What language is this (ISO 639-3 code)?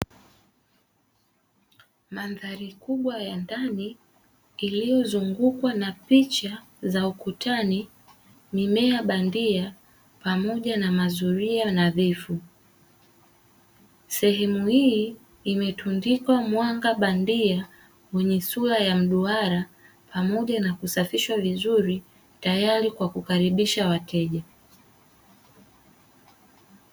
swa